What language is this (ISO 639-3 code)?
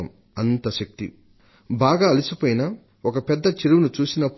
tel